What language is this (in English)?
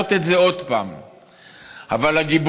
Hebrew